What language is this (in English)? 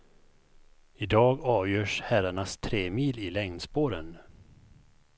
Swedish